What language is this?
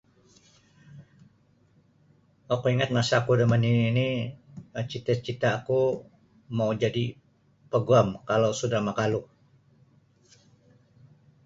Sabah Bisaya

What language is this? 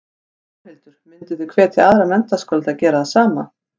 Icelandic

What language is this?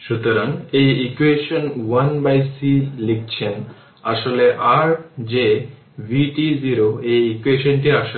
Bangla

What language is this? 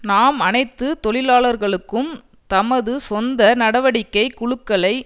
Tamil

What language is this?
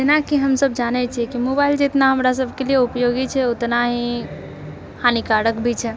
Maithili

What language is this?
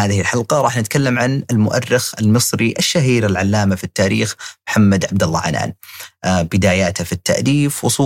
Arabic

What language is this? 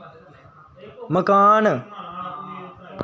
Dogri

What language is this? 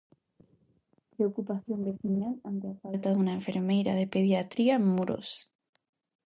Galician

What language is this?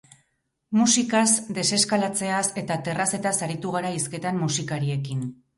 Basque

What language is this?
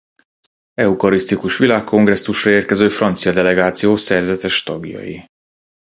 Hungarian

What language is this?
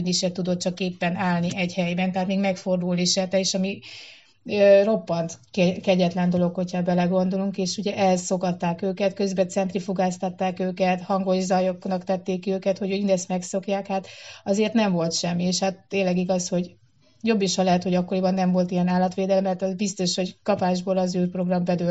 Hungarian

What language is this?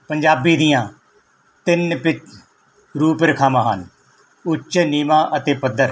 Punjabi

